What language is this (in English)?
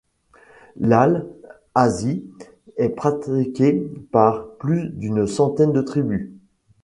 French